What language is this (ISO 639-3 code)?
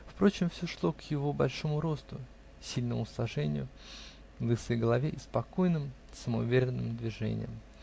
rus